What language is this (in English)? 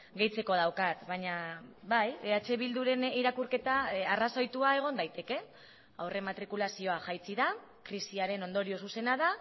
Basque